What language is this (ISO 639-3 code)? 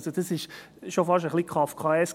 gsw